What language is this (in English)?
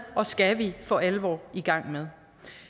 Danish